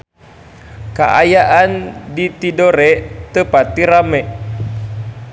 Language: Sundanese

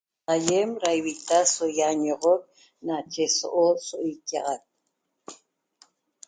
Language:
Toba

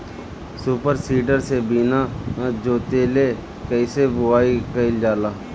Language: Bhojpuri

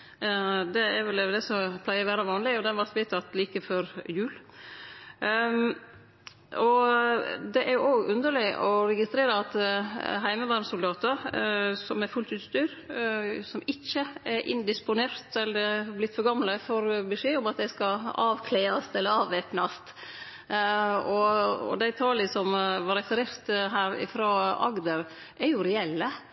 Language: Norwegian Nynorsk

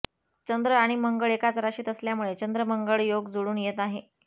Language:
Marathi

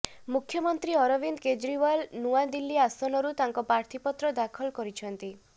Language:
Odia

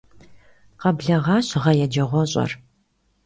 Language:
Kabardian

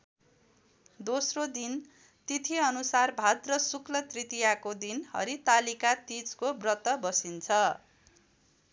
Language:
Nepali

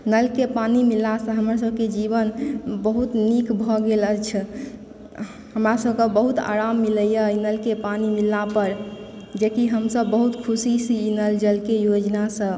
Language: Maithili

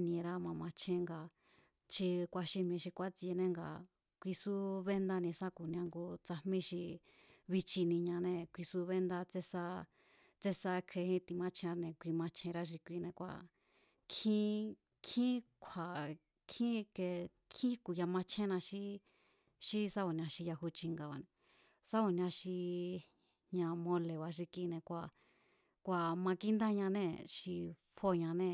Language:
Mazatlán Mazatec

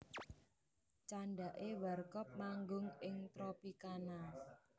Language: Javanese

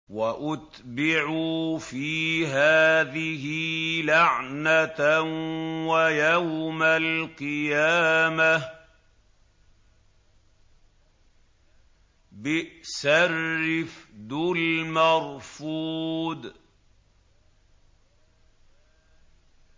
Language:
Arabic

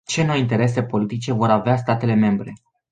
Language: Romanian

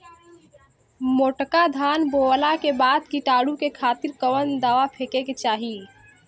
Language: Bhojpuri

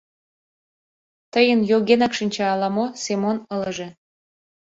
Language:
Mari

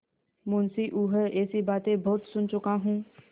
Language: Hindi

